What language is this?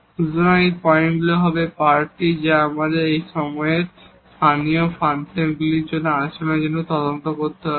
Bangla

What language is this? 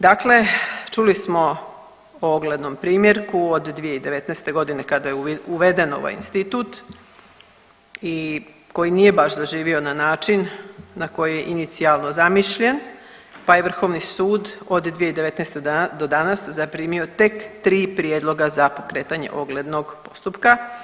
Croatian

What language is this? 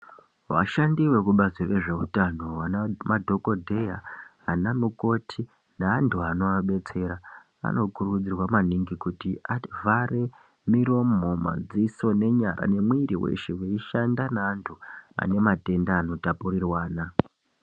Ndau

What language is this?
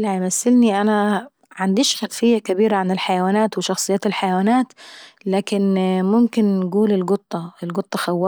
Saidi Arabic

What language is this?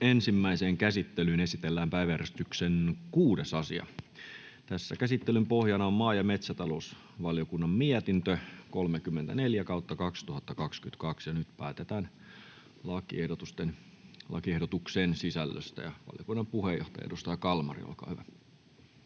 Finnish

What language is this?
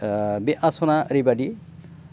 Bodo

